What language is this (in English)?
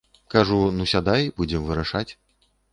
Belarusian